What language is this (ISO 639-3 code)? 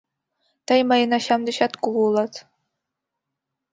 chm